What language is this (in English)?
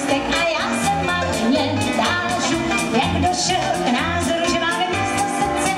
Arabic